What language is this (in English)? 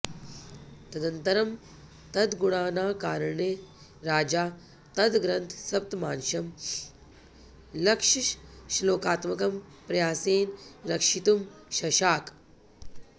Sanskrit